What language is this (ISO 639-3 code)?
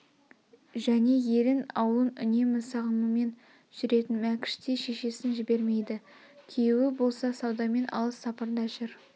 kaz